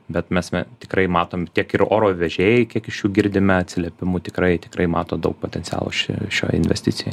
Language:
Lithuanian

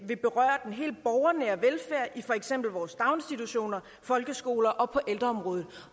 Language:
Danish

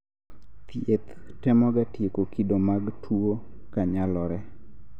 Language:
Luo (Kenya and Tanzania)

